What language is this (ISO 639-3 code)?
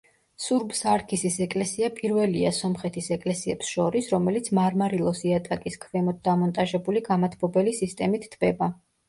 kat